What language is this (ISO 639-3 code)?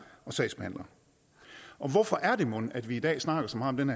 dan